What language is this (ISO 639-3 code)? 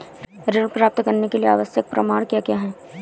hin